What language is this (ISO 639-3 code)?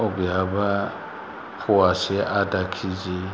brx